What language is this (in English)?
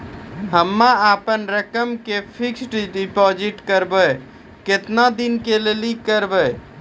Maithili